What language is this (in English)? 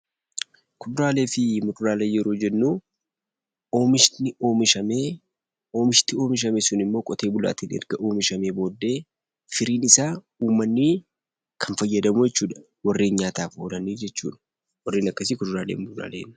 Oromo